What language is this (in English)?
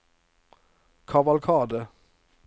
Norwegian